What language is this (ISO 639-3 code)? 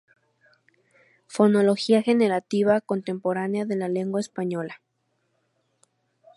spa